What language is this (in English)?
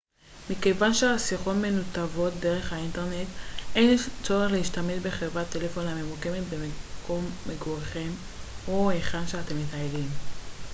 Hebrew